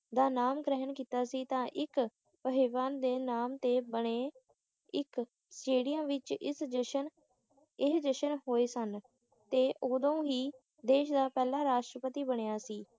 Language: Punjabi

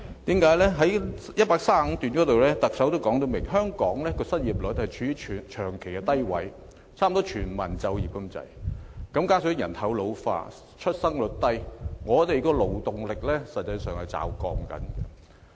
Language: Cantonese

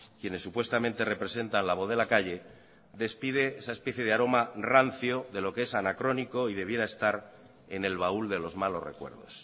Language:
Spanish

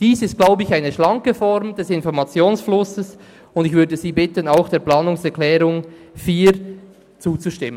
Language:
Swiss German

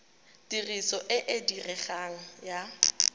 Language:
Tswana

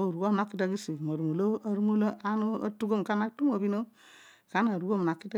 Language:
Odual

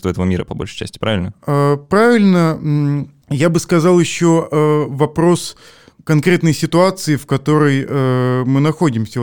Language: Russian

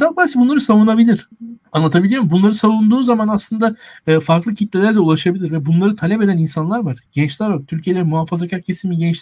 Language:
Turkish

